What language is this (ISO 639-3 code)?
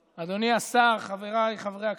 heb